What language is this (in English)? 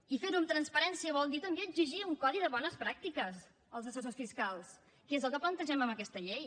Catalan